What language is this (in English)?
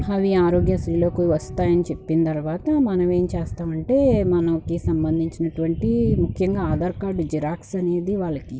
Telugu